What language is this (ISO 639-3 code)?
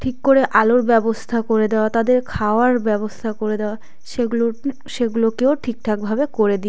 ben